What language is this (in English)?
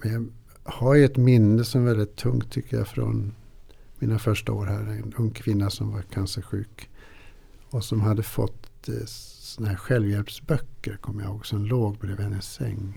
Swedish